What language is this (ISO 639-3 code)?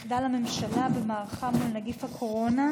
heb